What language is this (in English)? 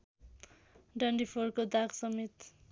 Nepali